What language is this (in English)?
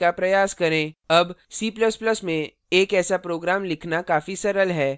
Hindi